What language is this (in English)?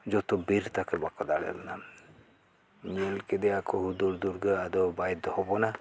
Santali